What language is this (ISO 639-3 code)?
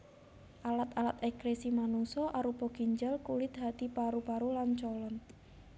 jav